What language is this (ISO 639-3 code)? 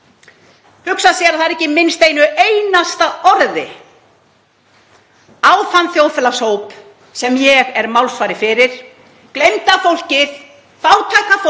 isl